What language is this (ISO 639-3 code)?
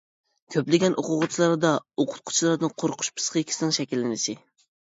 uig